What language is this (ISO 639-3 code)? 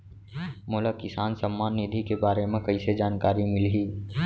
hne